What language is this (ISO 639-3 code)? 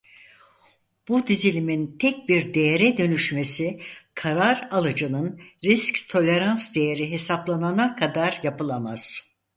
tur